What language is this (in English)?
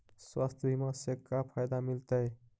Magahi